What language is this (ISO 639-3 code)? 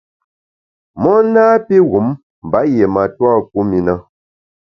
bax